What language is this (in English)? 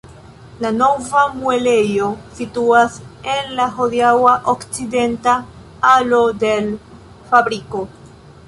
Esperanto